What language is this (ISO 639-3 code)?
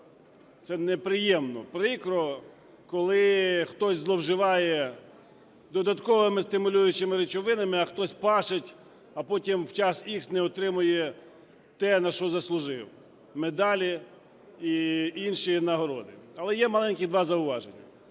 ukr